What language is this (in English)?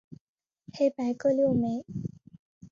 Chinese